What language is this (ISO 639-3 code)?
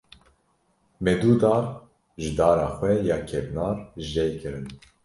kur